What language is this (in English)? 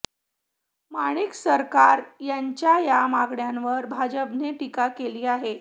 Marathi